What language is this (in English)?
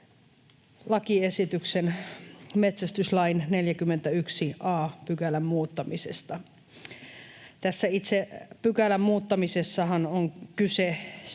Finnish